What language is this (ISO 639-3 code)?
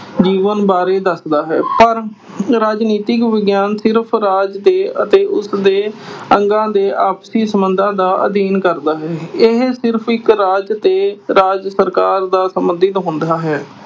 pan